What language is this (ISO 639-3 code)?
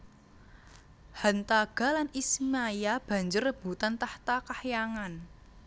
jav